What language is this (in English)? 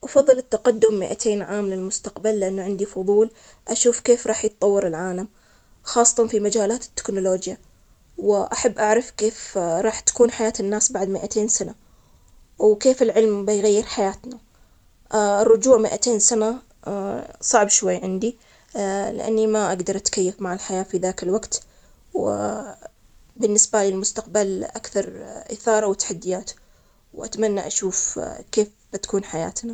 Omani Arabic